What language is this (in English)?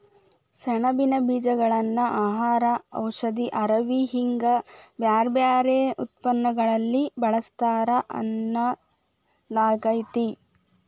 Kannada